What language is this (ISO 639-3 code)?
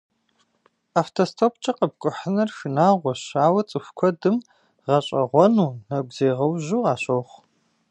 kbd